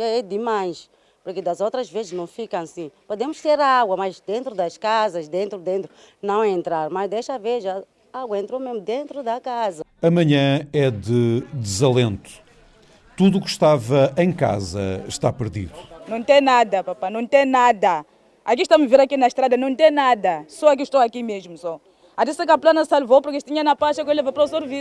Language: Portuguese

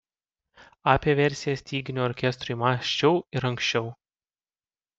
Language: Lithuanian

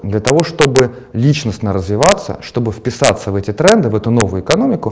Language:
Russian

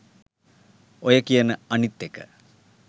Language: Sinhala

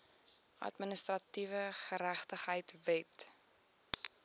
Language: Afrikaans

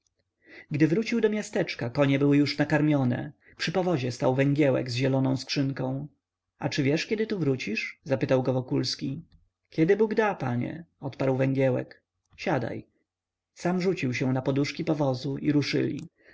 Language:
Polish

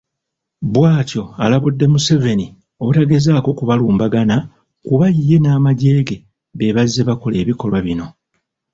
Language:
Ganda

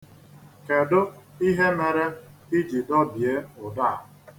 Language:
Igbo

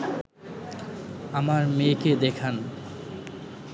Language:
Bangla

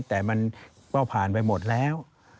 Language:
Thai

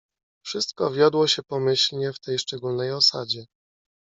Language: Polish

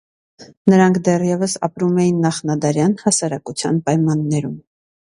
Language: Armenian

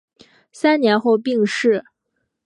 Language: Chinese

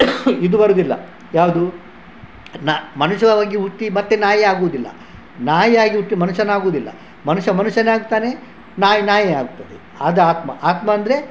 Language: Kannada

